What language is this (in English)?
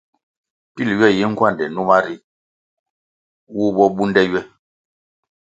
Kwasio